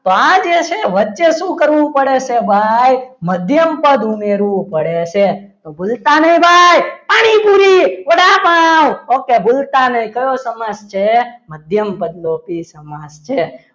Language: Gujarati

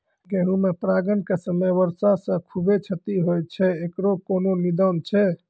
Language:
Maithili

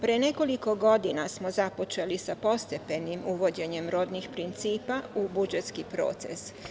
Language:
Serbian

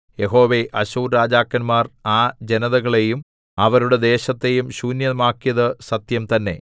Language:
Malayalam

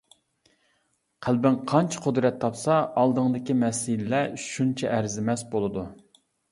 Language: Uyghur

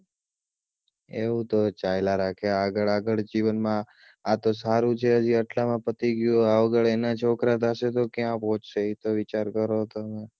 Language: Gujarati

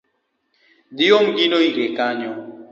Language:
Luo (Kenya and Tanzania)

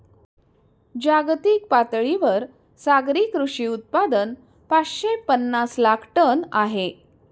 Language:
Marathi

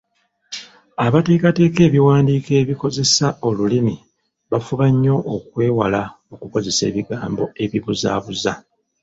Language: Ganda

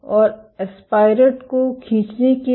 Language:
Hindi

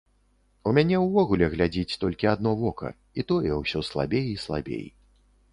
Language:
Belarusian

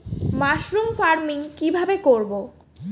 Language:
Bangla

